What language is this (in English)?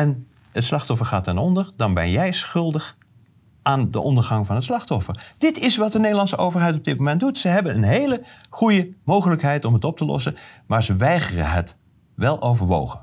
Dutch